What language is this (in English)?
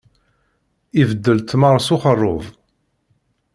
Kabyle